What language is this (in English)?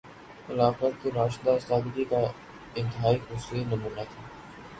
Urdu